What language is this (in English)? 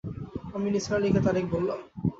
Bangla